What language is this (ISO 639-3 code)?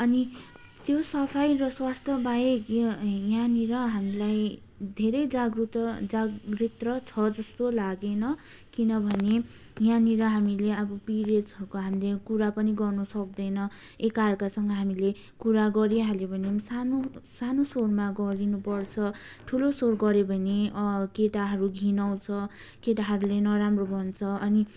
nep